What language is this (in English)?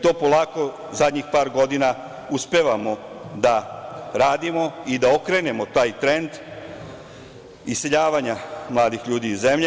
Serbian